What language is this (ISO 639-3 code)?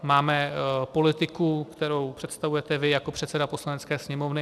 ces